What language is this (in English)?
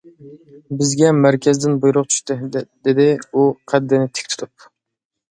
Uyghur